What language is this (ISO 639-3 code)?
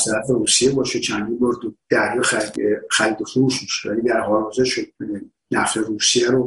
fas